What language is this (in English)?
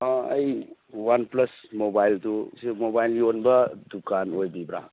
Manipuri